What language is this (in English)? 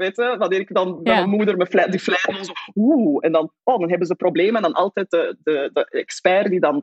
Dutch